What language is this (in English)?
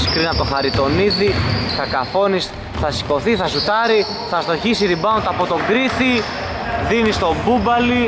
Greek